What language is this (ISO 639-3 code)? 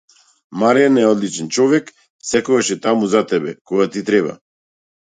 mkd